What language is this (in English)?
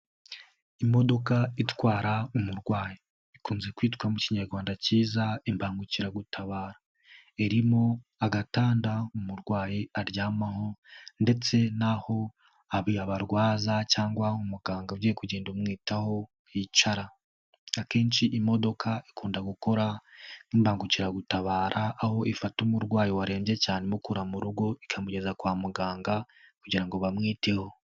Kinyarwanda